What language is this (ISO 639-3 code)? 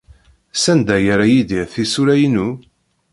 kab